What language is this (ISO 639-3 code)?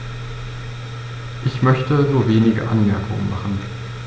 deu